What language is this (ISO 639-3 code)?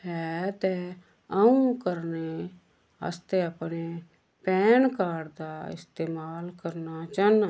doi